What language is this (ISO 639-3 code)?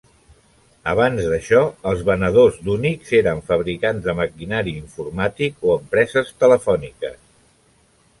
cat